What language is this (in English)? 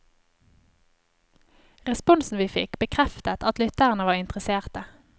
Norwegian